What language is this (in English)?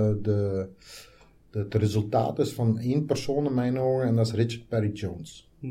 Dutch